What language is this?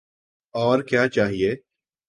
Urdu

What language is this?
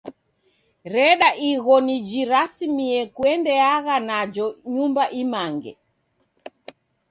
Taita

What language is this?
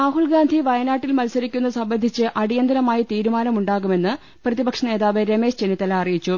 Malayalam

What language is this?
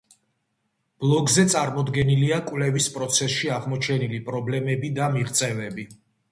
Georgian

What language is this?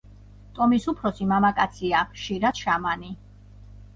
Georgian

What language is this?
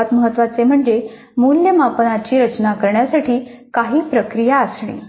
Marathi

